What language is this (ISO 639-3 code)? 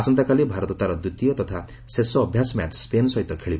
ori